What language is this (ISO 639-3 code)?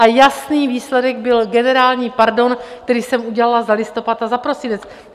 ces